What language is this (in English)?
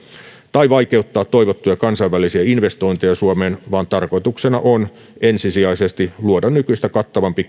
Finnish